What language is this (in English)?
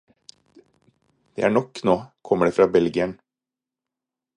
Norwegian Bokmål